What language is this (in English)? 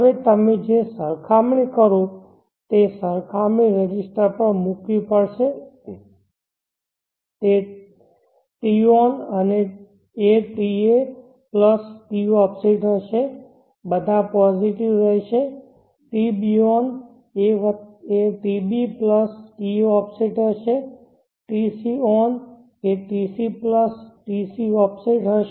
Gujarati